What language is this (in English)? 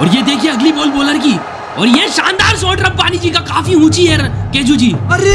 Hindi